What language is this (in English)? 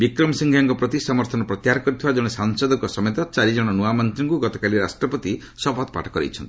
Odia